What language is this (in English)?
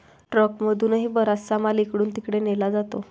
Marathi